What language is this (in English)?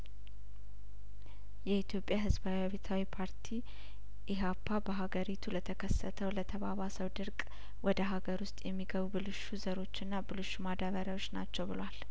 Amharic